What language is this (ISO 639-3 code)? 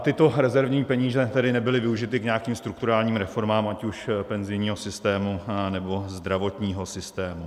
ces